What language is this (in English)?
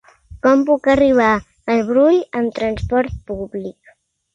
Catalan